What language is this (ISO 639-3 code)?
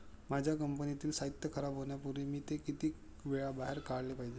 mar